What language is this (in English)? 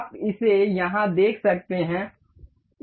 Hindi